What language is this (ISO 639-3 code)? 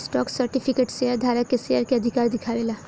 bho